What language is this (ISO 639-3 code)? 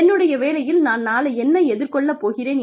tam